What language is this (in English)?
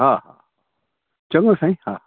Sindhi